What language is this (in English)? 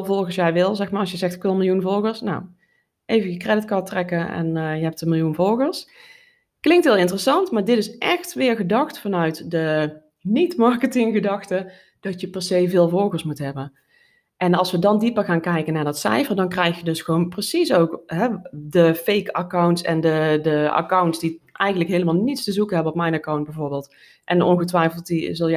Dutch